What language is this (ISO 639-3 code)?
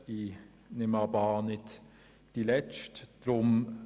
gsw